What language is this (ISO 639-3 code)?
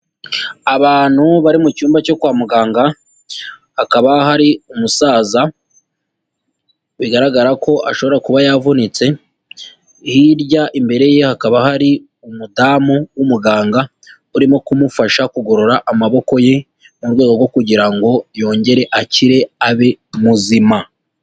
kin